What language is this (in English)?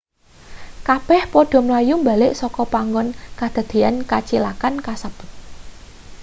Javanese